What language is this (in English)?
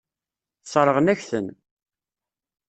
Kabyle